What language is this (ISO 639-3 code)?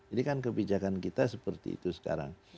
ind